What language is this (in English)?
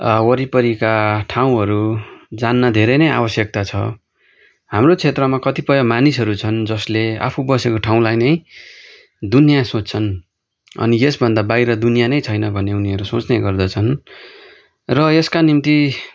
Nepali